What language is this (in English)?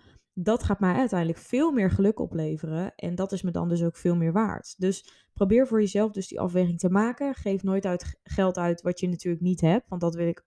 Dutch